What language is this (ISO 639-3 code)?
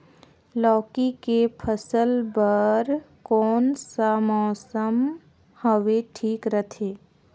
hne